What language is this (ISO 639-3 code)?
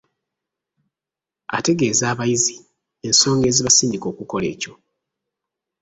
lug